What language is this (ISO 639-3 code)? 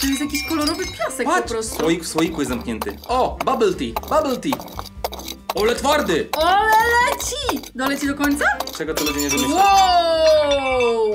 pol